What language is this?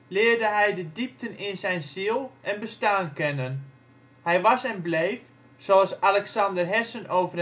Dutch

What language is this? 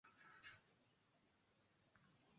Swahili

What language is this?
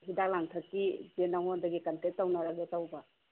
Manipuri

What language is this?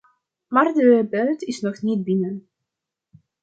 Dutch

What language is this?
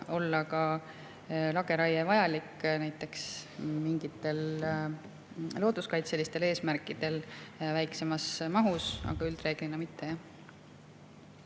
Estonian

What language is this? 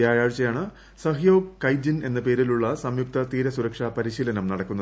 Malayalam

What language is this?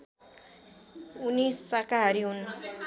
Nepali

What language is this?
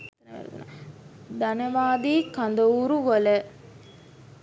Sinhala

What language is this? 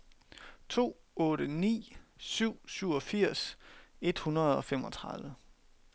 Danish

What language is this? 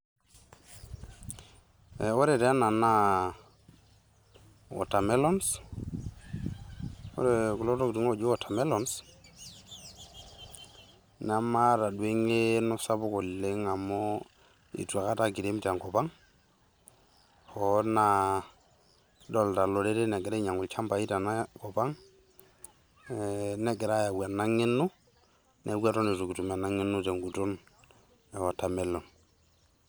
Masai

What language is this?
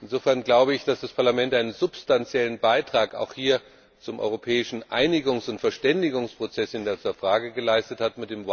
German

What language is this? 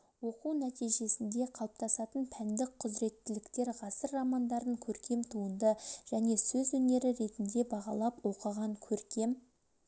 Kazakh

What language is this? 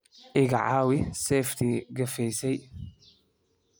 Somali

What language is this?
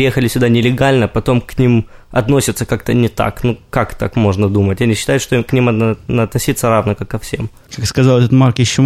Russian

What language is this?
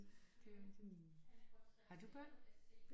Danish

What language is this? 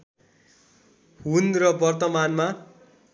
Nepali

